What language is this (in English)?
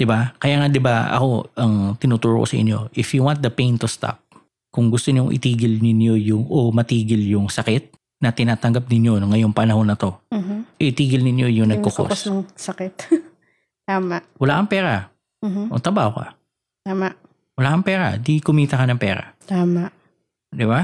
Filipino